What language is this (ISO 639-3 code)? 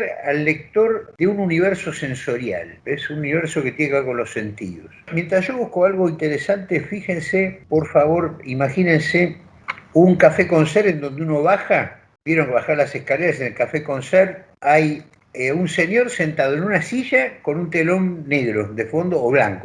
spa